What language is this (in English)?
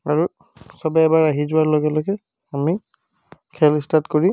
Assamese